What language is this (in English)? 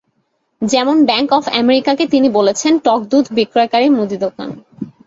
Bangla